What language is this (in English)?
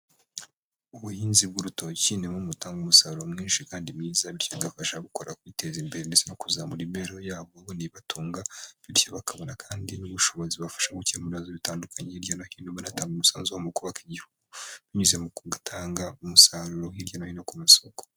Kinyarwanda